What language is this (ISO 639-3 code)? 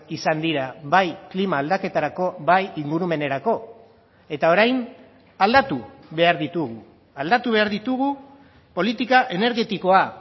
eus